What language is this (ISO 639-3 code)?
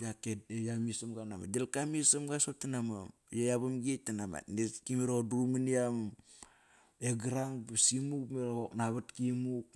ckr